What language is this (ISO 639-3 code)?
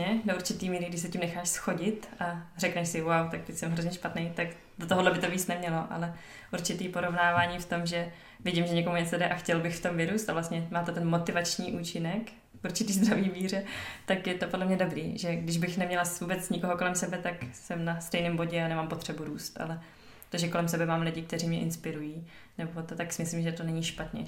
ces